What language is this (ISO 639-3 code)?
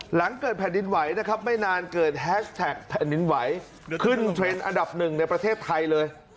tha